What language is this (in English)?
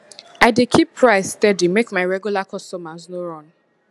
Nigerian Pidgin